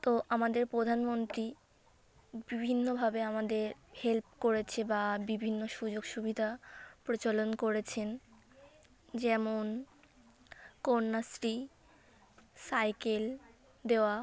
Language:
Bangla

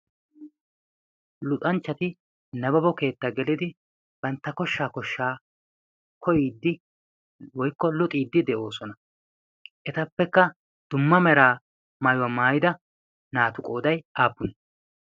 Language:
Wolaytta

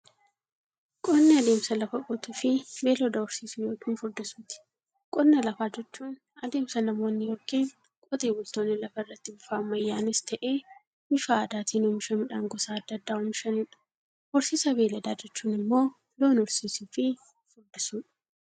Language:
Oromo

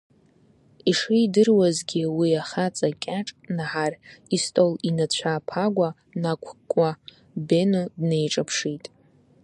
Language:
Abkhazian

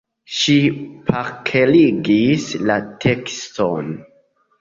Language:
Esperanto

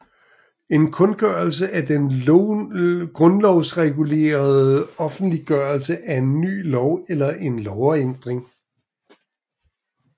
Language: Danish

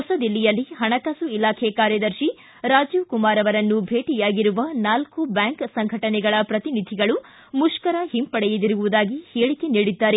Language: Kannada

